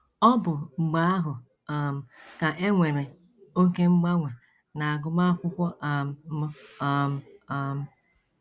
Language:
Igbo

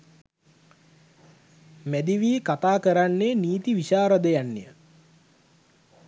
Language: Sinhala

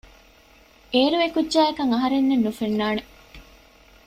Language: Divehi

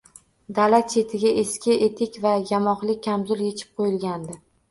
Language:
Uzbek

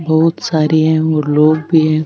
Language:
Marwari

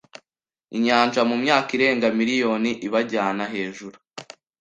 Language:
Kinyarwanda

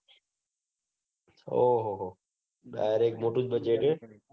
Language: Gujarati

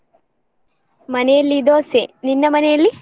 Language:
Kannada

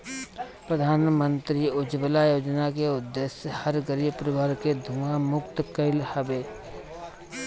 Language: Bhojpuri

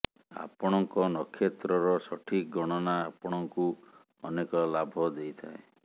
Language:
Odia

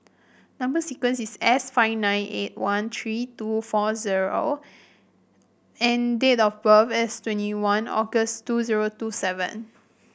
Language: English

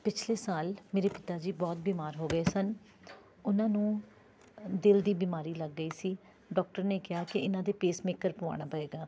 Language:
Punjabi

